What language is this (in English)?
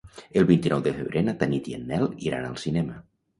Catalan